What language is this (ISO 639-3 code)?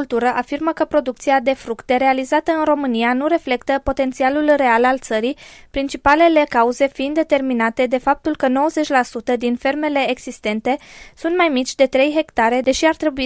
ron